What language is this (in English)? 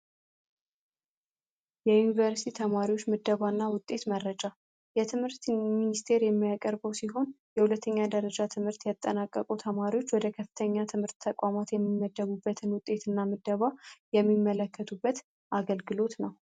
Amharic